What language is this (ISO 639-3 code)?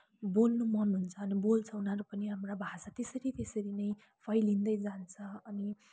nep